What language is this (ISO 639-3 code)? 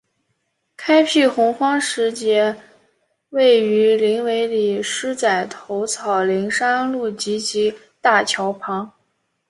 zho